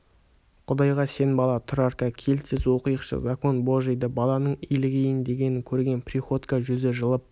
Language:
Kazakh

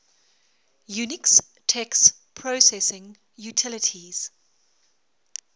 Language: English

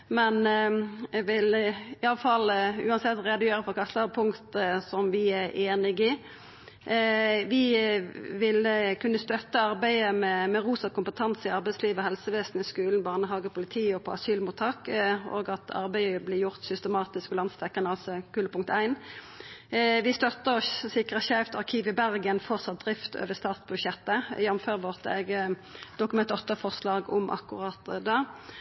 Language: Norwegian Nynorsk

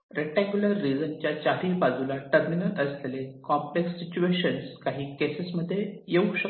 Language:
Marathi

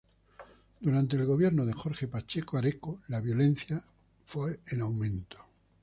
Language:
Spanish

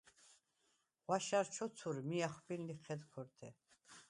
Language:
Svan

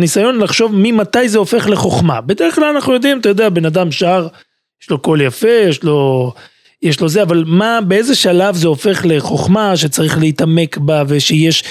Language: Hebrew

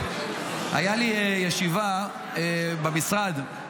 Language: Hebrew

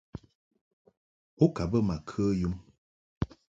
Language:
Mungaka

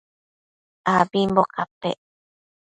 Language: Matsés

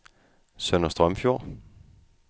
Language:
Danish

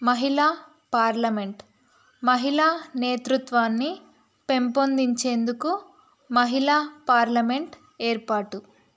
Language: Telugu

